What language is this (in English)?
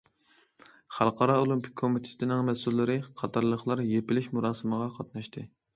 Uyghur